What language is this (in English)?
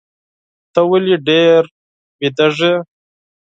Pashto